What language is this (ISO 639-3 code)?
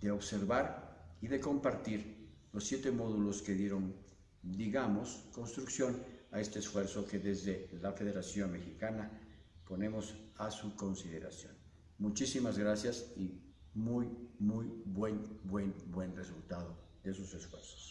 spa